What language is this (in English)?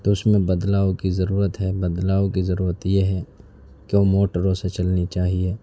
Urdu